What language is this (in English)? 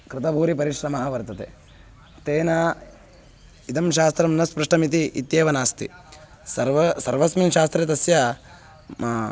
Sanskrit